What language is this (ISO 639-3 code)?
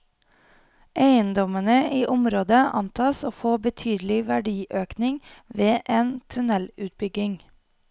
nor